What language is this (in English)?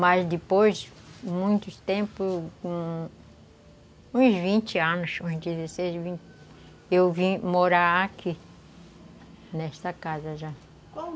Portuguese